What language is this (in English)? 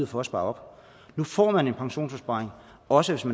Danish